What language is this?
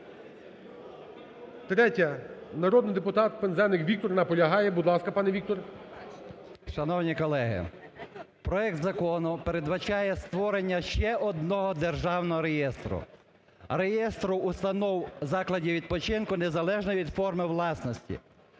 Ukrainian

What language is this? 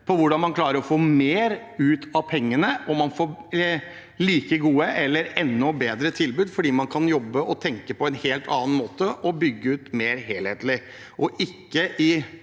Norwegian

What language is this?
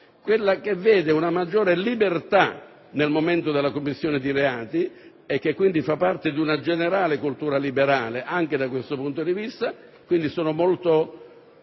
Italian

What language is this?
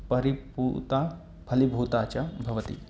Sanskrit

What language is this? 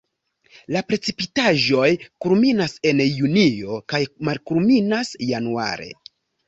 Esperanto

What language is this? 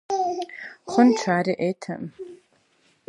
Russian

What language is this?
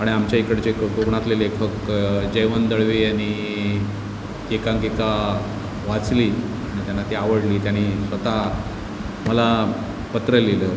Marathi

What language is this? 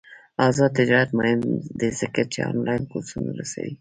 Pashto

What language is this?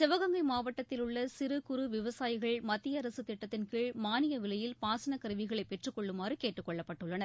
Tamil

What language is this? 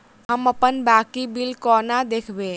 Maithili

